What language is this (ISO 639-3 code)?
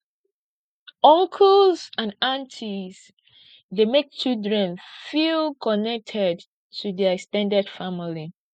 pcm